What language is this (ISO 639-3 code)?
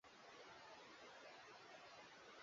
swa